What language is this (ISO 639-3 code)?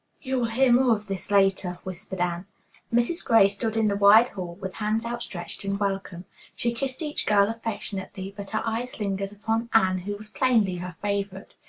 eng